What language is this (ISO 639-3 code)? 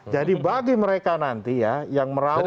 ind